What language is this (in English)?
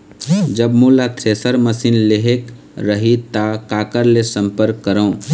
Chhattisgarhi